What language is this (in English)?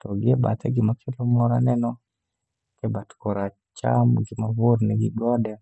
Luo (Kenya and Tanzania)